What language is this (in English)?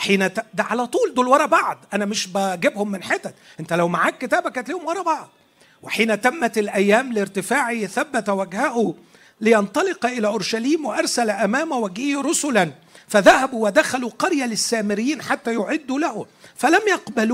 Arabic